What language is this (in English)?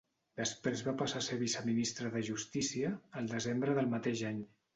Catalan